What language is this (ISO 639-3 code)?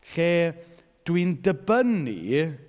cym